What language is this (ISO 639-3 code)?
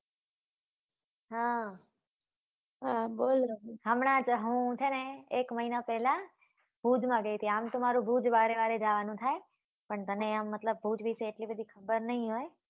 guj